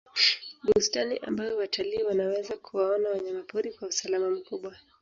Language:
Swahili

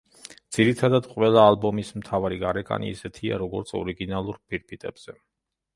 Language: Georgian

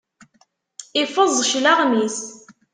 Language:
Kabyle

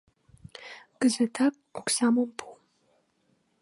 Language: Mari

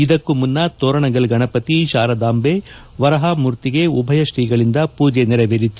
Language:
Kannada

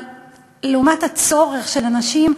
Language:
Hebrew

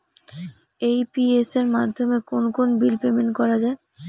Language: Bangla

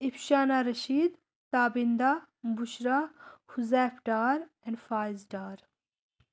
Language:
Kashmiri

